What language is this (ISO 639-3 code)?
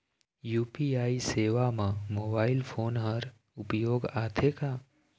hne